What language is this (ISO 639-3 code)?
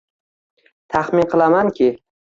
uzb